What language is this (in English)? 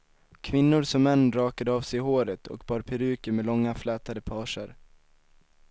Swedish